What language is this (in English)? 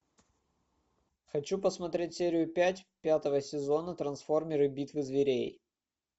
Russian